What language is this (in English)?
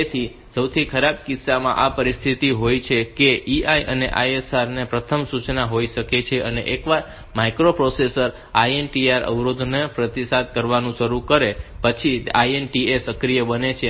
Gujarati